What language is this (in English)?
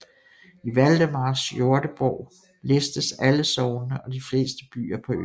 Danish